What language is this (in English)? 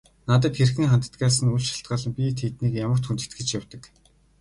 Mongolian